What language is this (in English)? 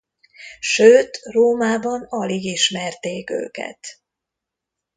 Hungarian